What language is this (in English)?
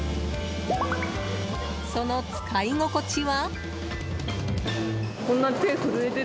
Japanese